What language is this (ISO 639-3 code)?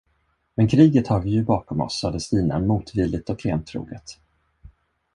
swe